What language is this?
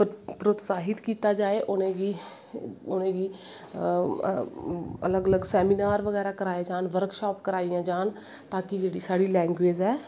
Dogri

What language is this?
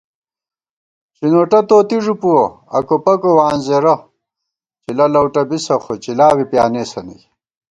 Gawar-Bati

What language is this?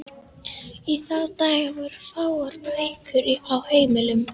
Icelandic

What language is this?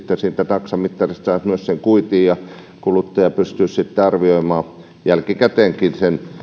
Finnish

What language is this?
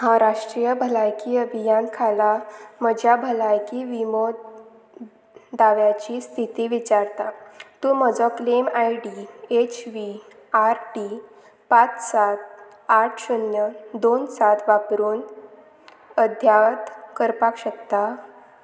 Konkani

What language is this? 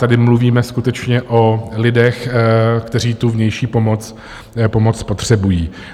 Czech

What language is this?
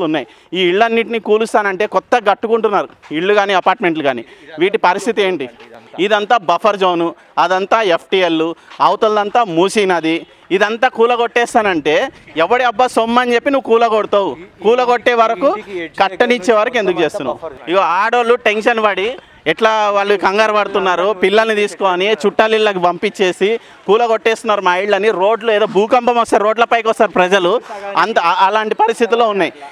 Telugu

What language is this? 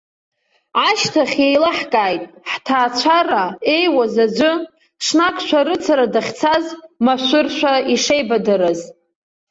Abkhazian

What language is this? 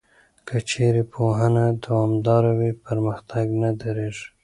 Pashto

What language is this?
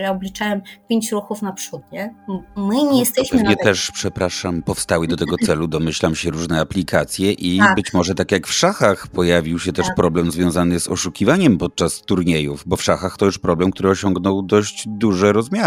Polish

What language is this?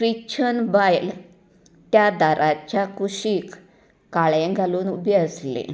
Konkani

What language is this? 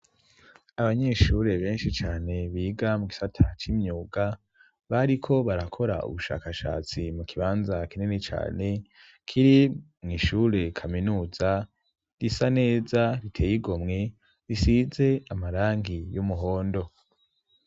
Rundi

